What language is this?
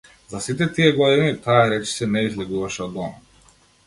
Macedonian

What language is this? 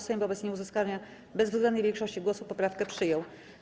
Polish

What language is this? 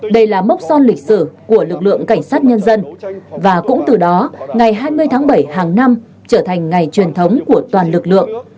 Vietnamese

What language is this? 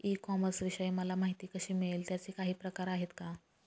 Marathi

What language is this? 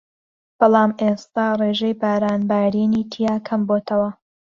Central Kurdish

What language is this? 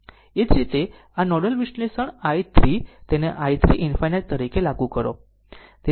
Gujarati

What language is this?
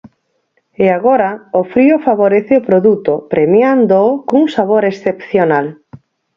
Galician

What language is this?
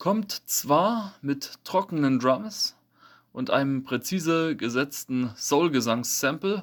German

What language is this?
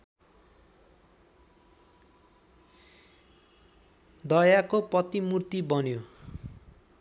Nepali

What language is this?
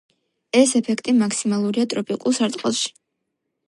Georgian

